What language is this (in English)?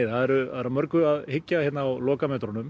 Icelandic